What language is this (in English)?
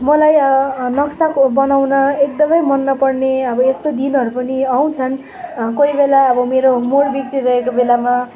Nepali